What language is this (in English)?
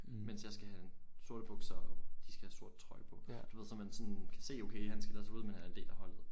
Danish